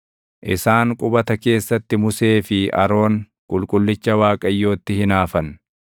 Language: Oromo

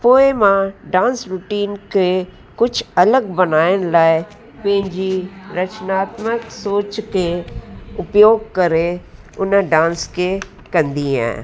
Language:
Sindhi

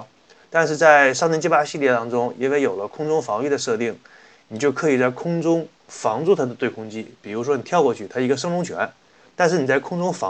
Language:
Chinese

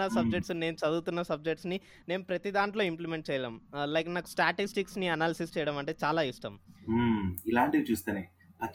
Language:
Telugu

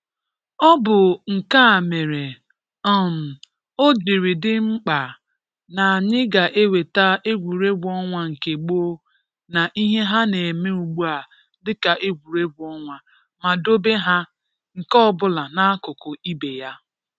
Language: Igbo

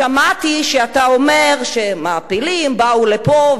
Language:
Hebrew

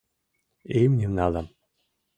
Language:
Mari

